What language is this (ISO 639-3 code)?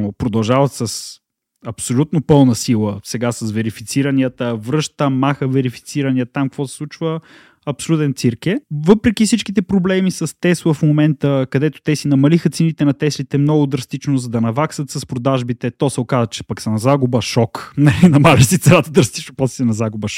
bul